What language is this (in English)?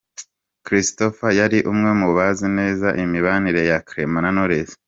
Kinyarwanda